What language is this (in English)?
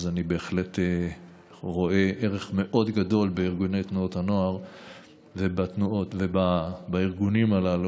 Hebrew